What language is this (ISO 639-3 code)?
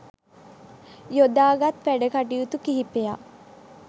sin